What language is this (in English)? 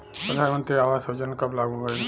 Bhojpuri